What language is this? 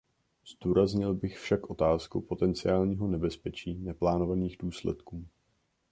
Czech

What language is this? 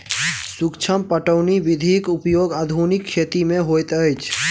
Maithili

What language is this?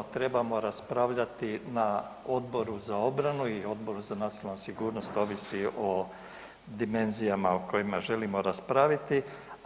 Croatian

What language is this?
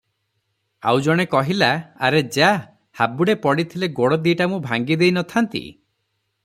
Odia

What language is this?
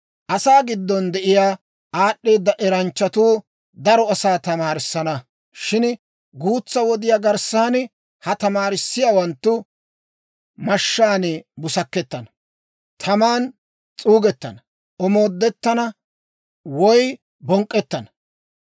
Dawro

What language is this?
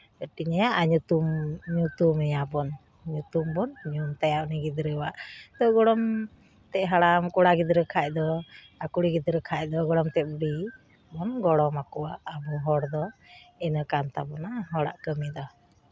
Santali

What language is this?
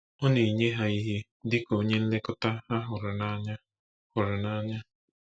Igbo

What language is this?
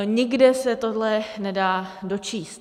Czech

